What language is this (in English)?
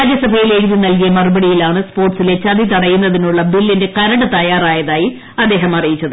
Malayalam